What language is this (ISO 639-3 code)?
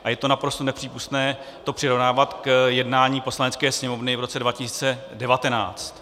ces